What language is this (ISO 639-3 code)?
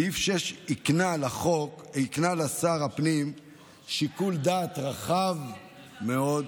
heb